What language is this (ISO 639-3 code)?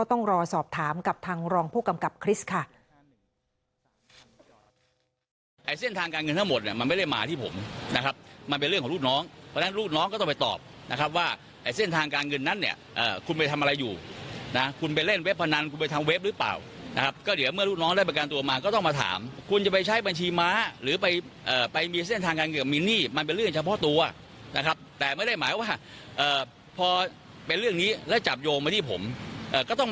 tha